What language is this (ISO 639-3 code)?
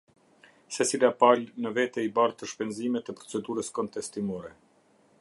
sqi